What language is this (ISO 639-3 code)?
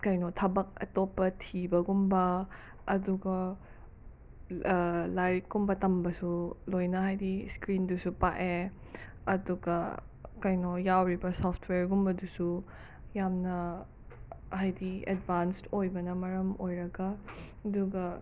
mni